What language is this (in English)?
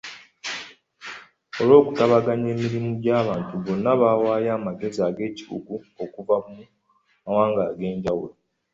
Ganda